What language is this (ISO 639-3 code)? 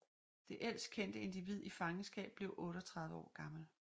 dan